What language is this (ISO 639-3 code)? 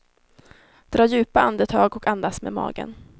swe